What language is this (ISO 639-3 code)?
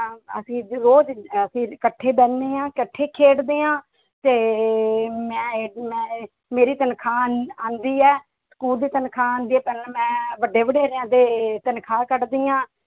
pan